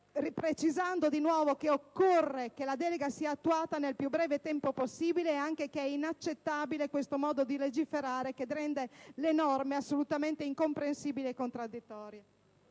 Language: Italian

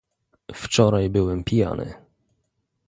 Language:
Polish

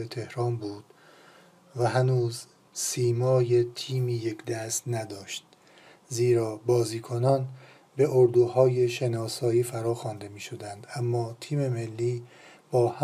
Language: Persian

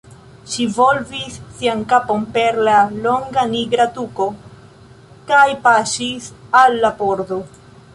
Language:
Esperanto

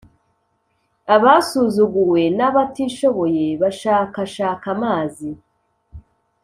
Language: Kinyarwanda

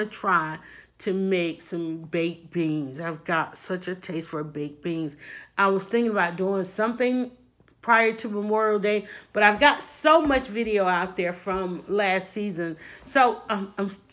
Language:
English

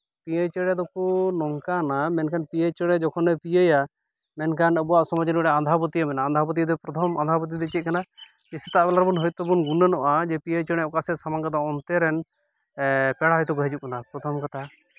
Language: Santali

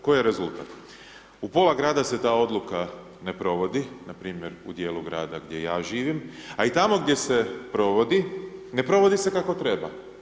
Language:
Croatian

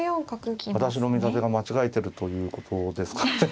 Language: Japanese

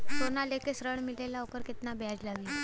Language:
Bhojpuri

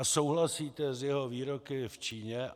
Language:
Czech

